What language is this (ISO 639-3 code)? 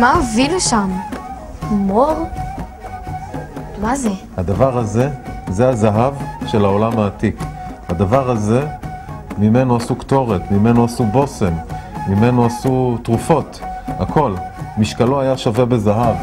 heb